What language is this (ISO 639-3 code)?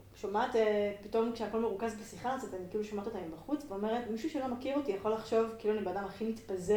heb